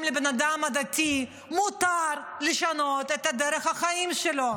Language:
Hebrew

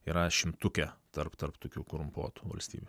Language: Lithuanian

